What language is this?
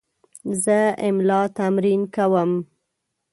Pashto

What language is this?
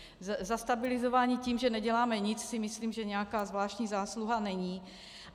Czech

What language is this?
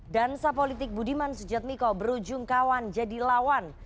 Indonesian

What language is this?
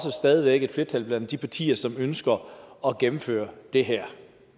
Danish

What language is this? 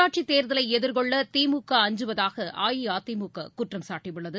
Tamil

